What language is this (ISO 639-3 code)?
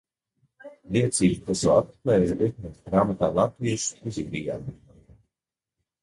lav